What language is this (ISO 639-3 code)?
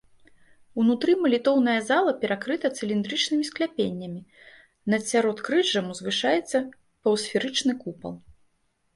bel